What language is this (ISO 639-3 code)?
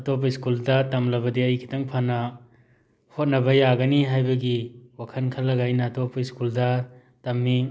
mni